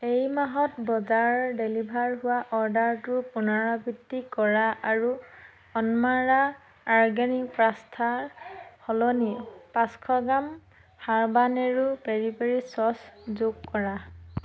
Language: Assamese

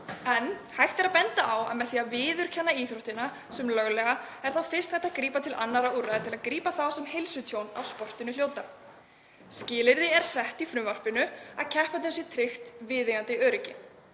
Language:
Icelandic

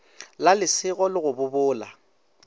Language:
Northern Sotho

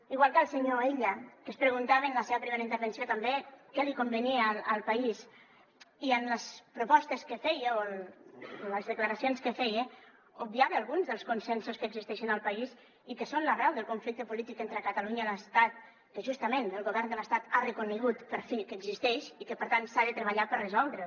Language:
Catalan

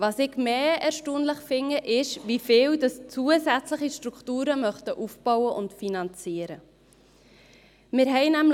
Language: Swiss German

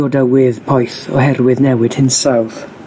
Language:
Welsh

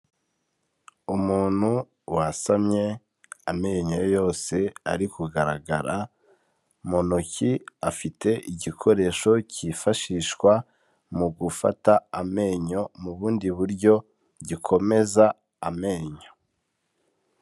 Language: Kinyarwanda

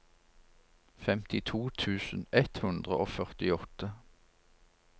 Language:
Norwegian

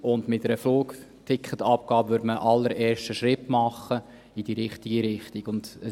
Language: Swiss German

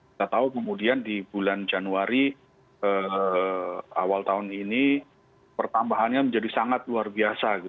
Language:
Indonesian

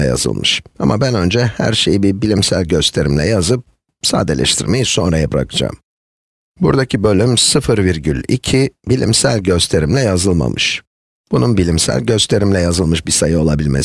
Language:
Turkish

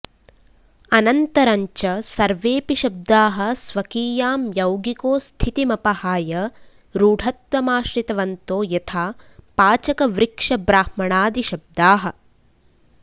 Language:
Sanskrit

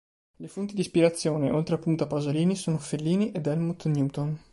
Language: Italian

